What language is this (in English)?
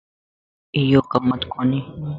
Lasi